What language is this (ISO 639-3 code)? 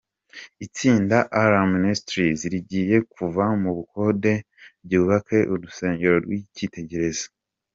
kin